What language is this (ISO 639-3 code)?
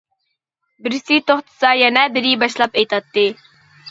uig